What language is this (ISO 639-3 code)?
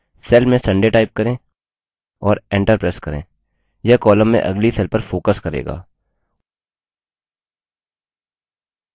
hin